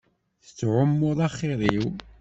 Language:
Kabyle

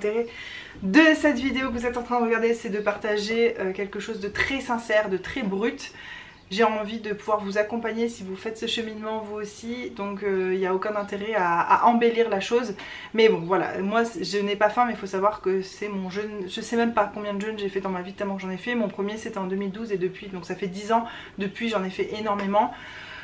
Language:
French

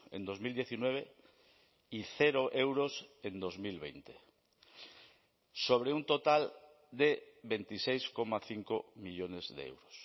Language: Spanish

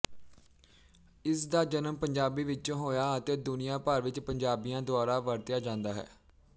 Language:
Punjabi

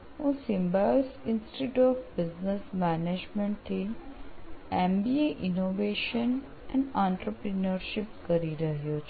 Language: Gujarati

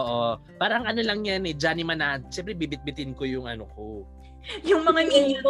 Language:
Filipino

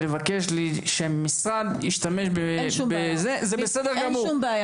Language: Hebrew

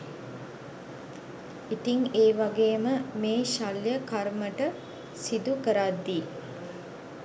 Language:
Sinhala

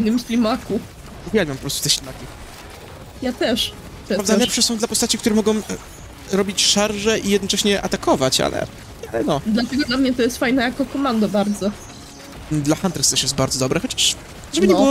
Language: Polish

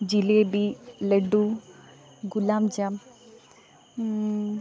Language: Malayalam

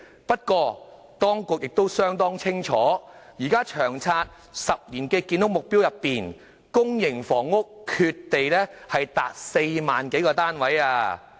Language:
Cantonese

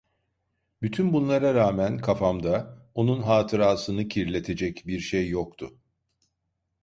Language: Turkish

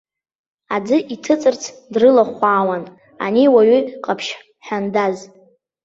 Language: Abkhazian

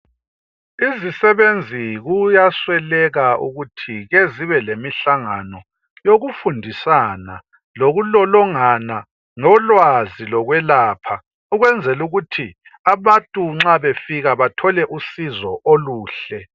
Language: North Ndebele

